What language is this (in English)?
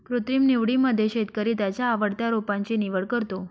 Marathi